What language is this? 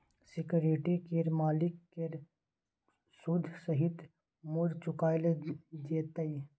Maithili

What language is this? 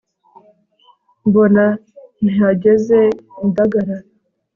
Kinyarwanda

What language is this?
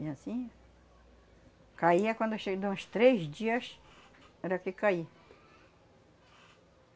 Portuguese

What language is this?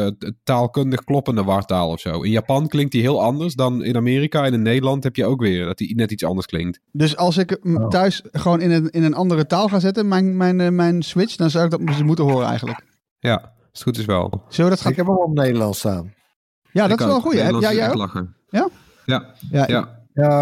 Dutch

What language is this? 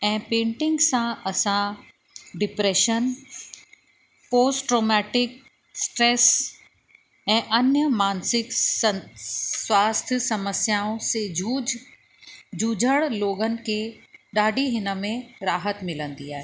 Sindhi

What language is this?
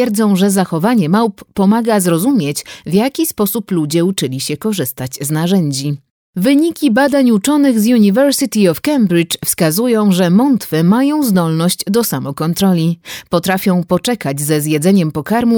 Polish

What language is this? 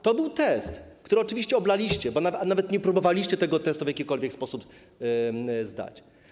Polish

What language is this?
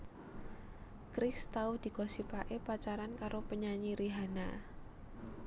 Javanese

